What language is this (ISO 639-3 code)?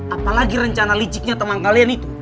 ind